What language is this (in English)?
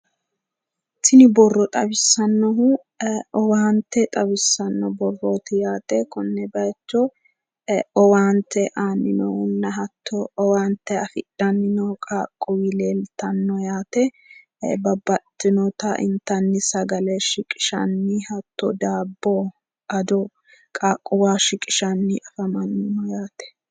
Sidamo